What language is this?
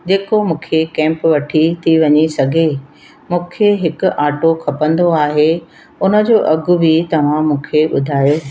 Sindhi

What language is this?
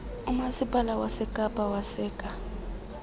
Xhosa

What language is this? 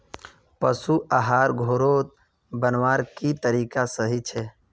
Magahi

